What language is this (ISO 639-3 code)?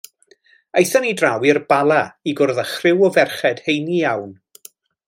cym